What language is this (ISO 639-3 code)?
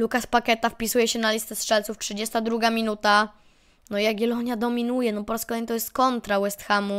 pol